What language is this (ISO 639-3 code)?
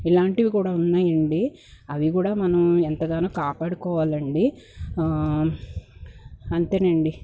tel